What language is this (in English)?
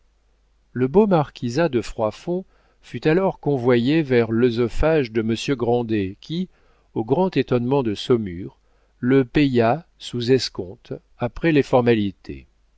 French